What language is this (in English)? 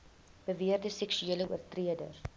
Afrikaans